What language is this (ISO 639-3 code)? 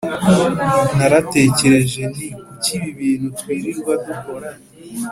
kin